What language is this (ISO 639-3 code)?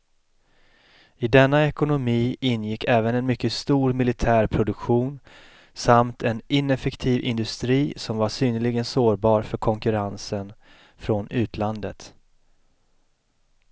swe